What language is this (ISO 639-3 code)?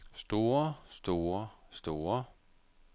dan